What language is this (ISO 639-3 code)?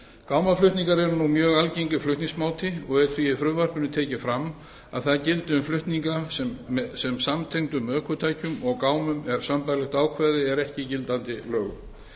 isl